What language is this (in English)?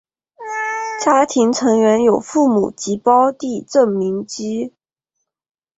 Chinese